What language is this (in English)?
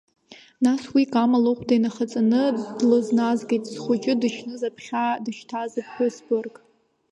Abkhazian